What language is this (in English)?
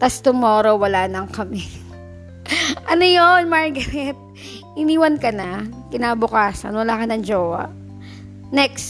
Filipino